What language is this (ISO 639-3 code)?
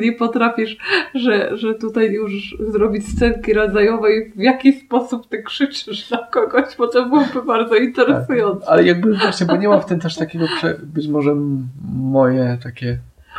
pol